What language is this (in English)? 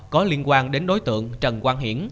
Vietnamese